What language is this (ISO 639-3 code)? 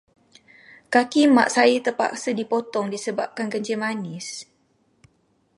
msa